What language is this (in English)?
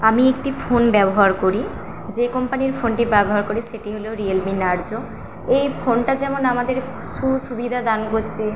Bangla